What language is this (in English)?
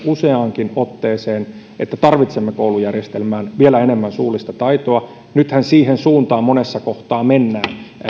Finnish